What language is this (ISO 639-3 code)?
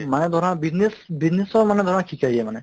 asm